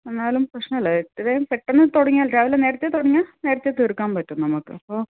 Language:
Malayalam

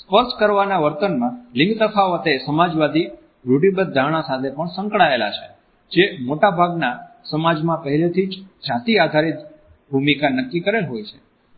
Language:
Gujarati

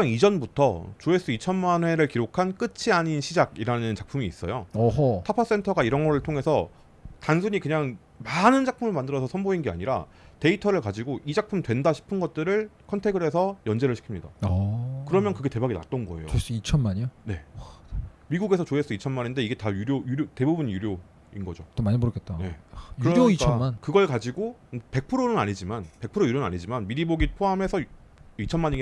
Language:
Korean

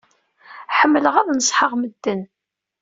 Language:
Kabyle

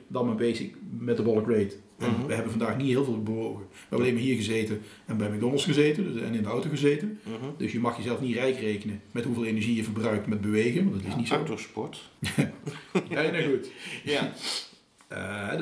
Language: Dutch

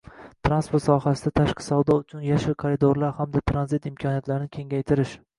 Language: Uzbek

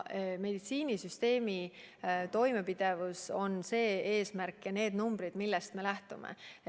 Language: Estonian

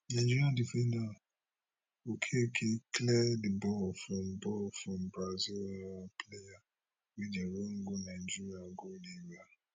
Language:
Nigerian Pidgin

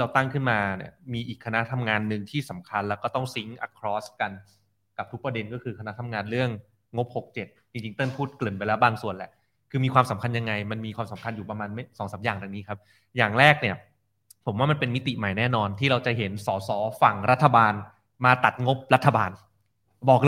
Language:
Thai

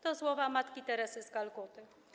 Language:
Polish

